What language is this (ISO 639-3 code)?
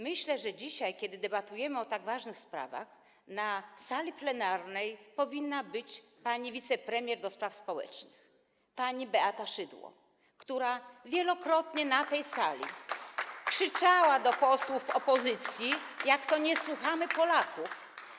pol